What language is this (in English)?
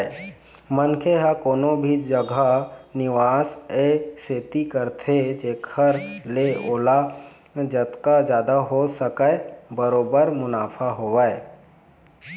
Chhattisgarhi